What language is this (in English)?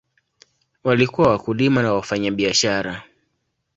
Swahili